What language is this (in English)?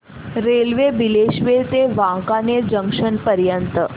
Marathi